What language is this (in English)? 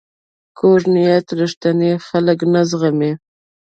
Pashto